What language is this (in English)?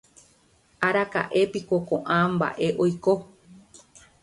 Guarani